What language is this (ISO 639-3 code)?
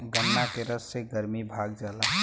bho